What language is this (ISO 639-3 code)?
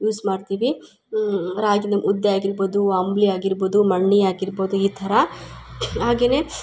kan